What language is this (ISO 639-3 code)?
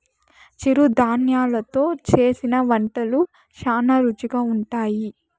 tel